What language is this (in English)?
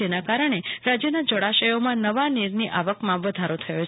Gujarati